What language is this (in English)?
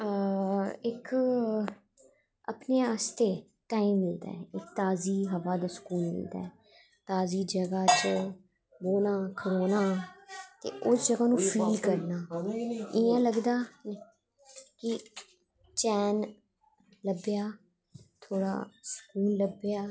Dogri